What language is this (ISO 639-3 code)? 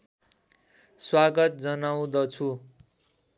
nep